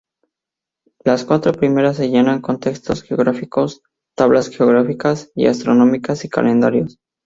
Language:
Spanish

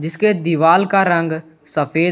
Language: Hindi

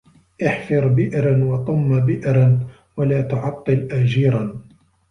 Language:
Arabic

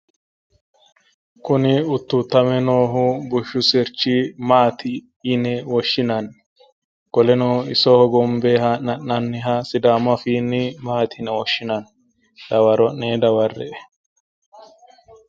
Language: Sidamo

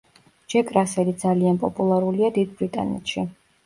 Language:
Georgian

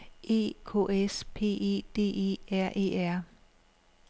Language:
Danish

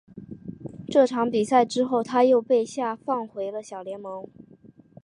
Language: Chinese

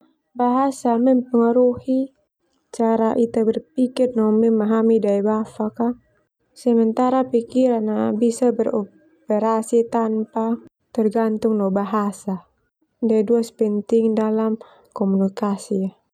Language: Termanu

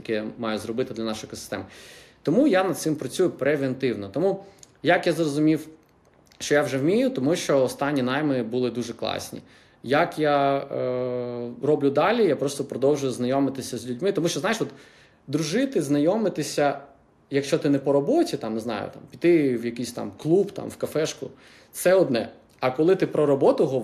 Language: Ukrainian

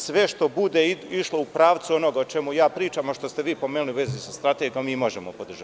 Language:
Serbian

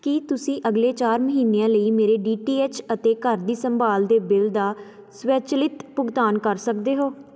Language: Punjabi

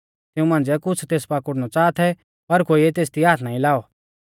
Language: Mahasu Pahari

